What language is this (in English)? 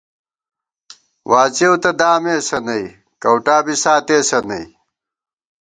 Gawar-Bati